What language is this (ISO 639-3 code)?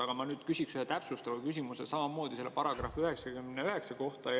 est